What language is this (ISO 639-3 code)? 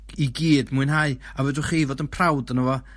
cym